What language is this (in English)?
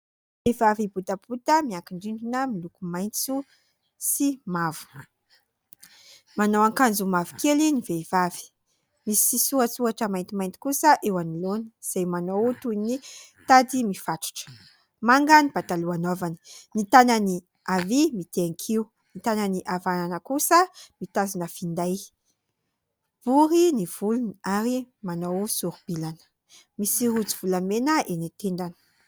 Malagasy